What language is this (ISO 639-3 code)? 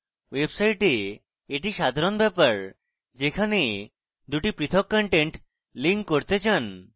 ben